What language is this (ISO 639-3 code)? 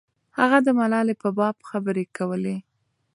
pus